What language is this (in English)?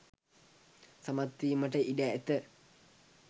Sinhala